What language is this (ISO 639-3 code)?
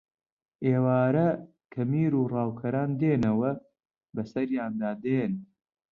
ckb